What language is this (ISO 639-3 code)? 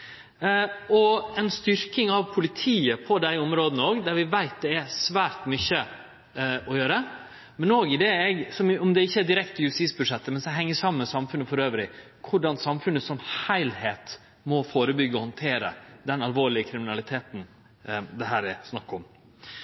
nno